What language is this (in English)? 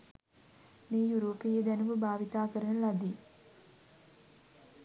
Sinhala